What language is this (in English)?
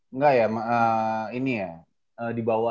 Indonesian